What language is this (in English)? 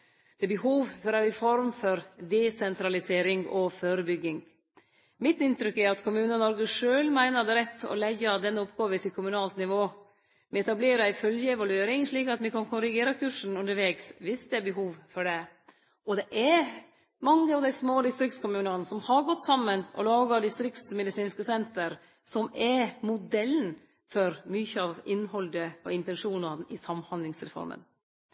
Norwegian Nynorsk